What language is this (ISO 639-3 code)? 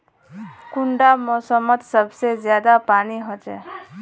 mag